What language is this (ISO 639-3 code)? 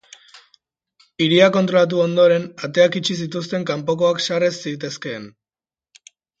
eus